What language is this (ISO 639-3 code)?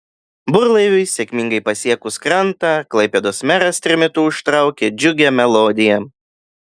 lit